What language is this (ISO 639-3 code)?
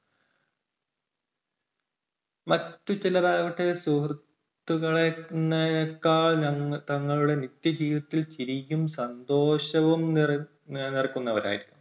mal